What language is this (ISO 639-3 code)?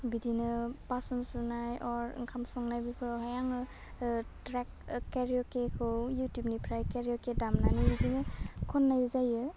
brx